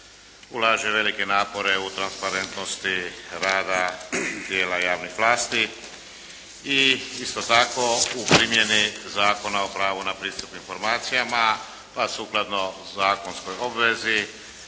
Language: Croatian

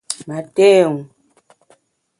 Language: Bamun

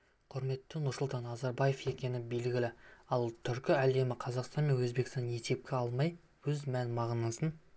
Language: Kazakh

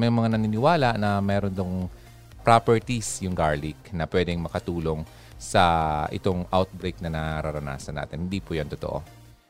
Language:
Filipino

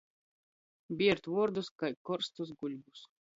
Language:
Latgalian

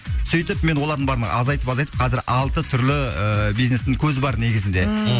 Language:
Kazakh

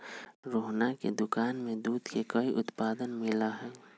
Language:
Magahi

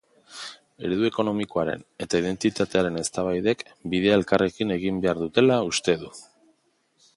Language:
Basque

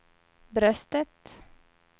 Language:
Swedish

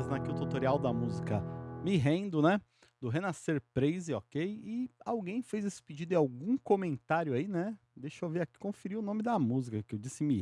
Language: Portuguese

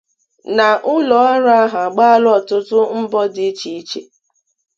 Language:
Igbo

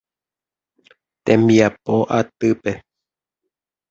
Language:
Guarani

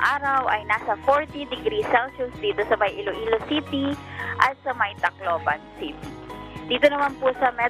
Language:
Filipino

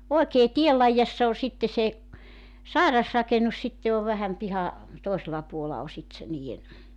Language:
Finnish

